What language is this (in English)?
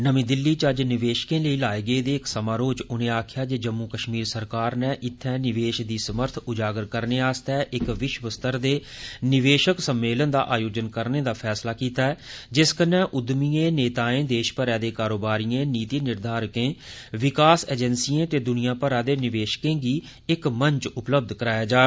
Dogri